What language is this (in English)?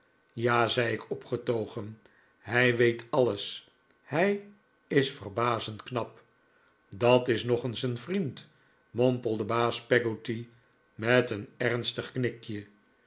Dutch